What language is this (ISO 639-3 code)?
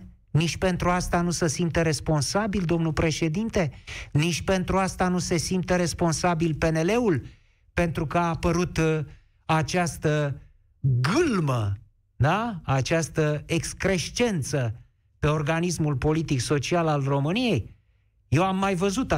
ron